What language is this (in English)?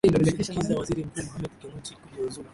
Swahili